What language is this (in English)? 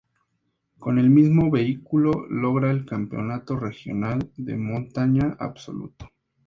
Spanish